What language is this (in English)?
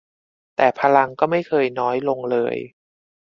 Thai